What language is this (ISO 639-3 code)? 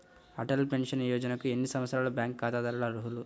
tel